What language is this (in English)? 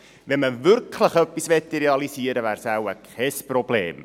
Swiss German